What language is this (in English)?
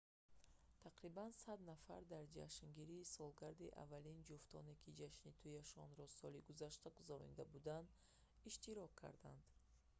Tajik